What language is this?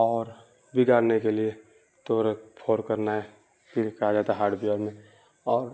Urdu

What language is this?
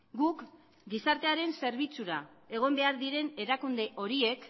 Basque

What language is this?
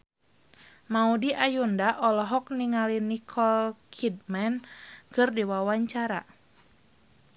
Sundanese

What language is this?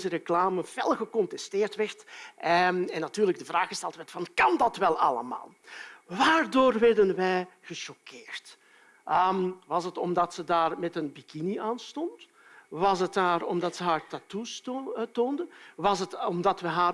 Dutch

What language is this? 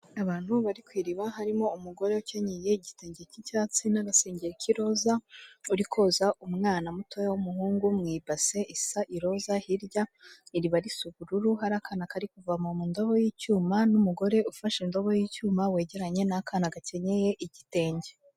Kinyarwanda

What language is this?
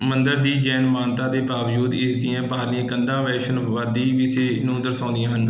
Punjabi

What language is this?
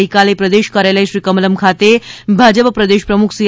Gujarati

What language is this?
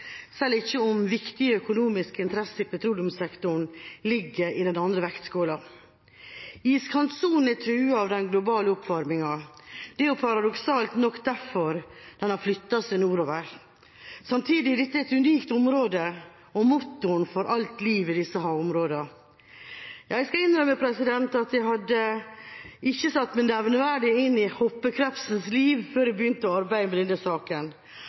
Norwegian Bokmål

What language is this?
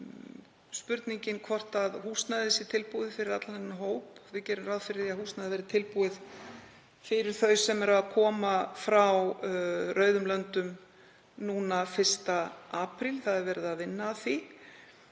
Icelandic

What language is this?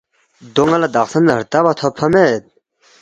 Balti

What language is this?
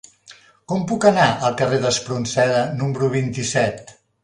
Catalan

